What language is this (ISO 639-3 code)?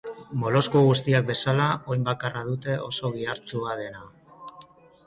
eus